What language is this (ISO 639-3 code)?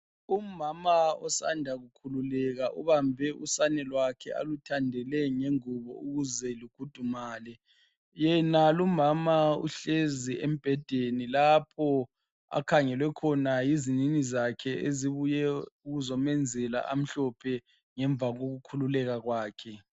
nde